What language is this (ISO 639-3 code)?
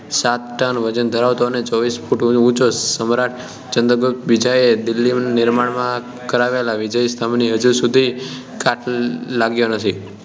guj